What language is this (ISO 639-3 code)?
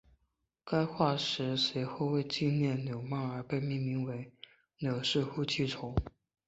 zho